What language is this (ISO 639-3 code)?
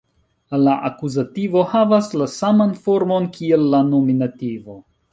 epo